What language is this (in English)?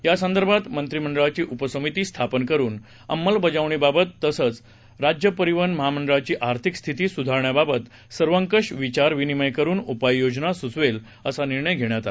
Marathi